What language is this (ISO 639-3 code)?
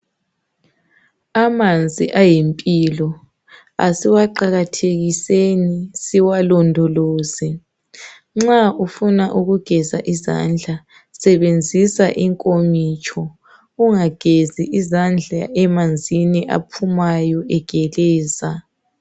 nde